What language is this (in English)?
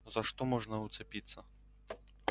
Russian